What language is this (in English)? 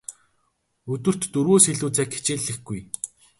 Mongolian